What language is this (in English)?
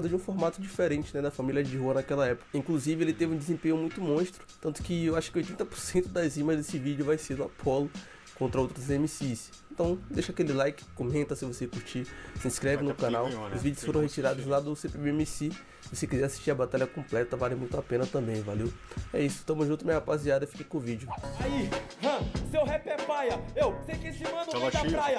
Portuguese